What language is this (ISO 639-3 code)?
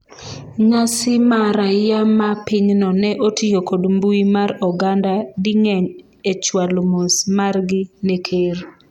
luo